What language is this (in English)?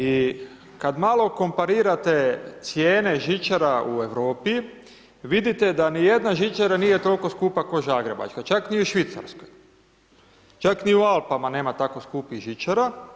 Croatian